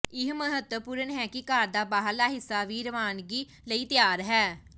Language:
Punjabi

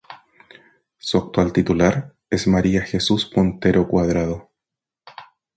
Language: Spanish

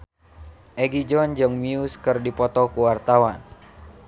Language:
Sundanese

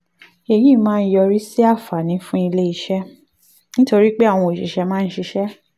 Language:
Yoruba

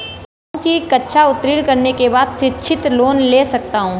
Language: Hindi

